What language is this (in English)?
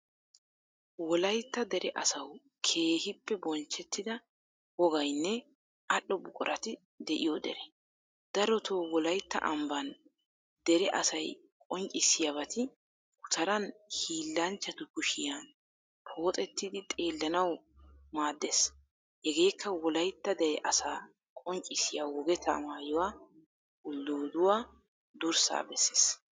Wolaytta